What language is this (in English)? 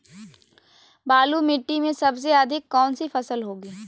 Magahi